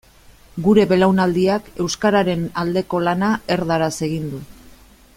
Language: Basque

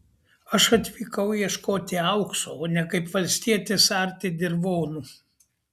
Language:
Lithuanian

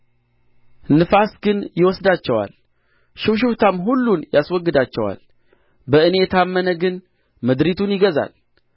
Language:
Amharic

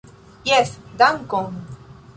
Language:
Esperanto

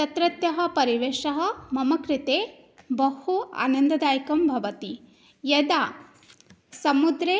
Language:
Sanskrit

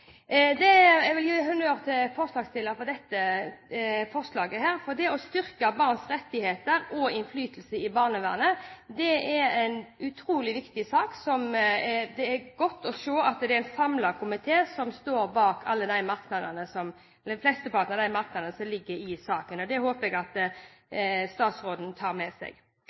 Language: Norwegian Bokmål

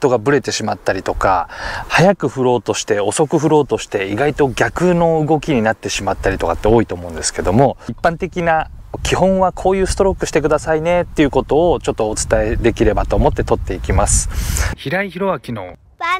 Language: Japanese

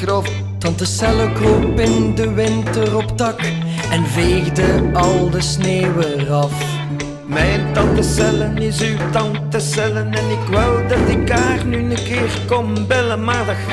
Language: Czech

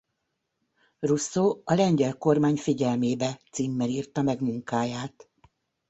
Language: Hungarian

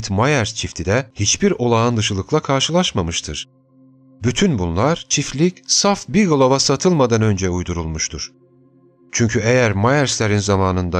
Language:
Turkish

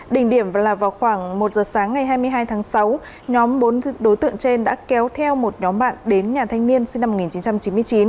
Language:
Vietnamese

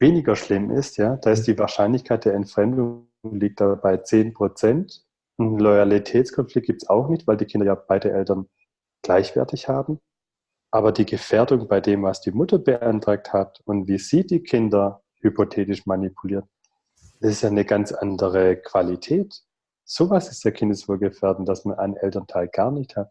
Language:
German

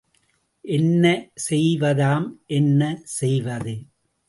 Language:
Tamil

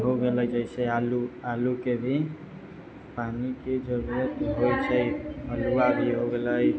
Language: Maithili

